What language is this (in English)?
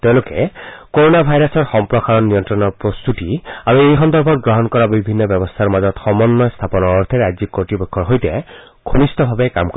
Assamese